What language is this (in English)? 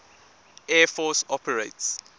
English